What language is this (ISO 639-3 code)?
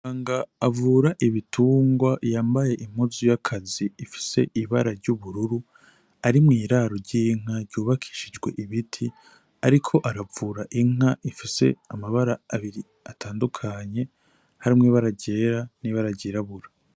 run